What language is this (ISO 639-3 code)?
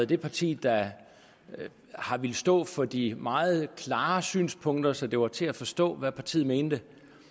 dan